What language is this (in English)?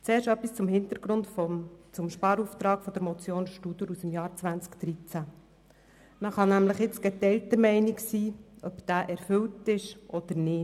Swiss German